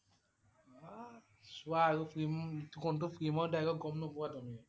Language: Assamese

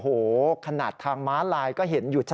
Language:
Thai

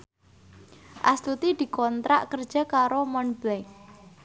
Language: Javanese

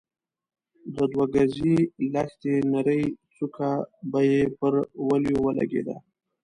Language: Pashto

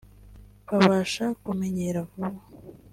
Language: Kinyarwanda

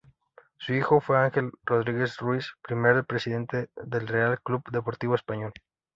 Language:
Spanish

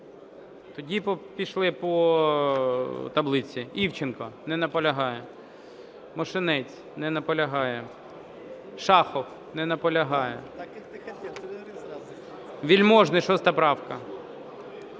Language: Ukrainian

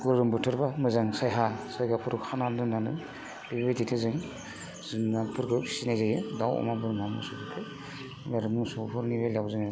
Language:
Bodo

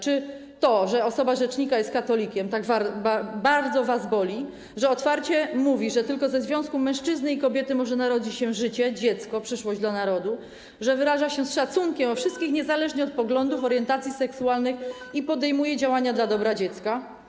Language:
Polish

